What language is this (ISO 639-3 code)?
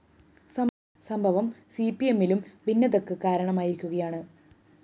mal